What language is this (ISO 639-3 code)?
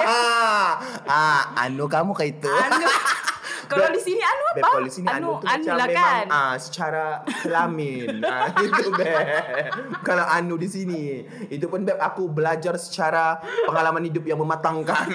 msa